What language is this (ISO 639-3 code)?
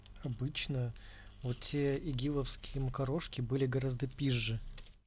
rus